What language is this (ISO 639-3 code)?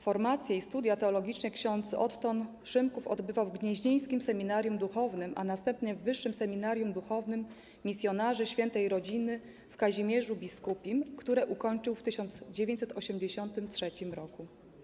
pol